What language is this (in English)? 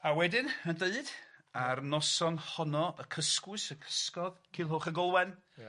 Welsh